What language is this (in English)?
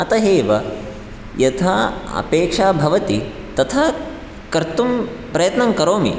Sanskrit